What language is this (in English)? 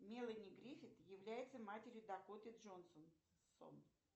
Russian